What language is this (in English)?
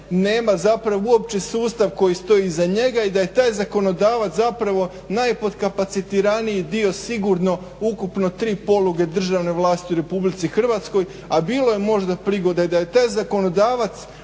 Croatian